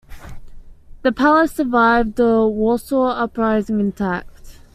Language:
English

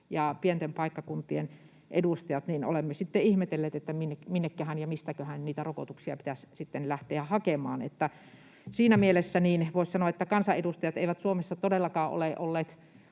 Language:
Finnish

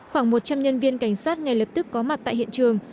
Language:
Vietnamese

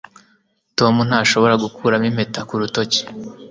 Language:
Kinyarwanda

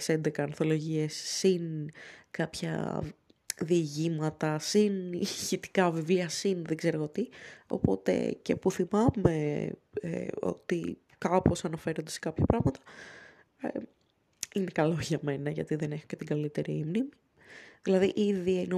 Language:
Greek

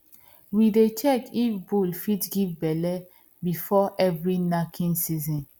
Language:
Nigerian Pidgin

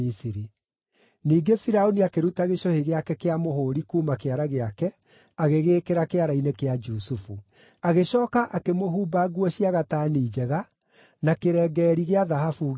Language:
Kikuyu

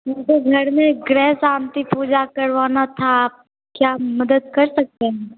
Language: Hindi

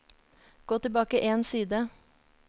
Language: Norwegian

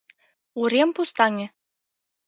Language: Mari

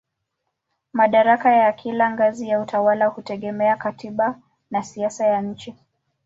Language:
Swahili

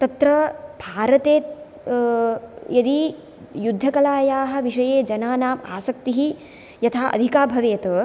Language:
Sanskrit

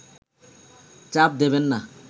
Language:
Bangla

